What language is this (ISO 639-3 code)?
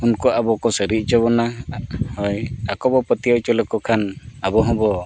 sat